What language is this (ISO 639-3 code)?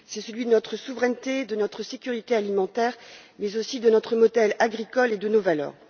fra